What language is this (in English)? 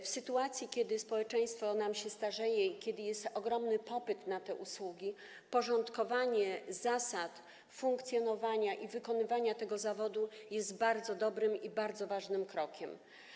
Polish